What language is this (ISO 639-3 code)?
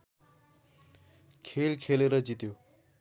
nep